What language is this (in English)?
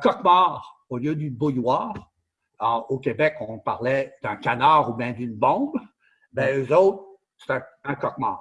French